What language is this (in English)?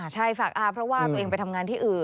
Thai